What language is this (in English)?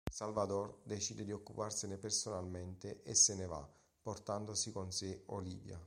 Italian